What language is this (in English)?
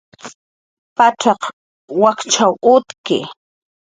Jaqaru